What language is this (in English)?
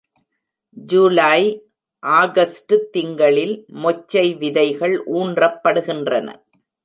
Tamil